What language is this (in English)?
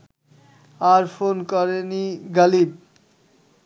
Bangla